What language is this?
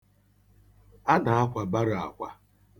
Igbo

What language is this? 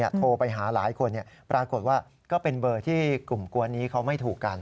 Thai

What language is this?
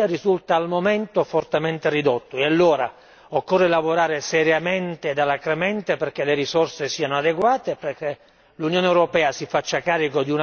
Italian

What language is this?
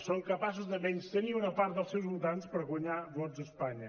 Catalan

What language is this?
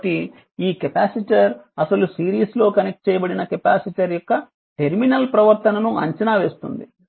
Telugu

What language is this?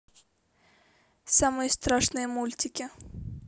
Russian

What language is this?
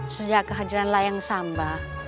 Indonesian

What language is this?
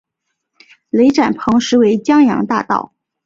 Chinese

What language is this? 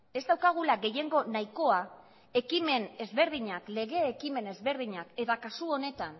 Basque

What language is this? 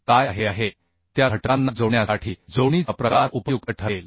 Marathi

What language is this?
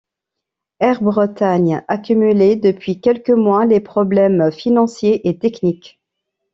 French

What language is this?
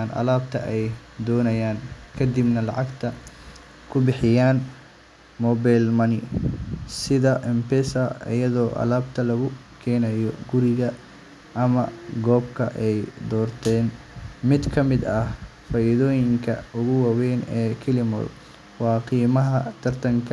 Somali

